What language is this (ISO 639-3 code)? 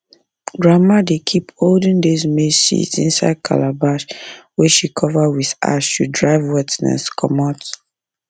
pcm